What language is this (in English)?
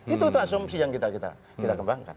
Indonesian